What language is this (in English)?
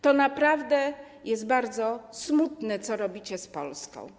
Polish